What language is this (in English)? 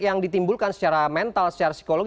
Indonesian